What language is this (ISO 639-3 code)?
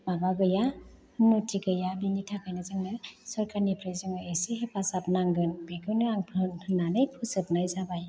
brx